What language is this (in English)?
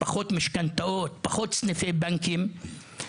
Hebrew